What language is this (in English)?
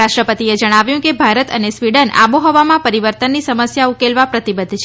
Gujarati